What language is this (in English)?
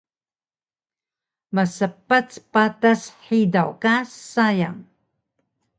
Taroko